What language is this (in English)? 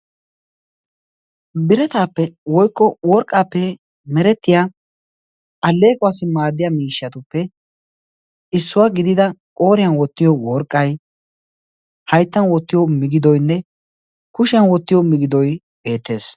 Wolaytta